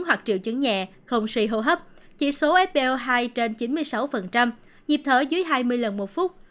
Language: Vietnamese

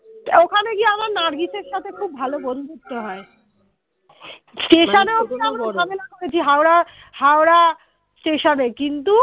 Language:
Bangla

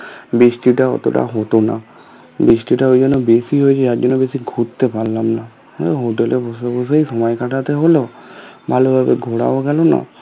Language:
Bangla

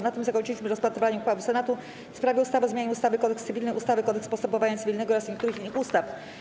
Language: Polish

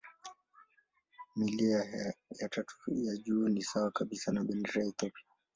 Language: Swahili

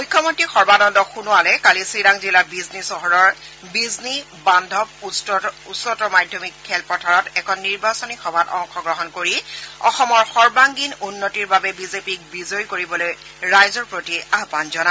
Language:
Assamese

